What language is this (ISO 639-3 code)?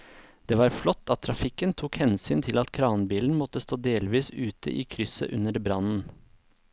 nor